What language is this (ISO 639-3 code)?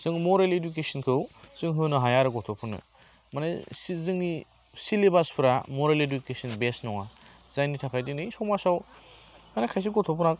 brx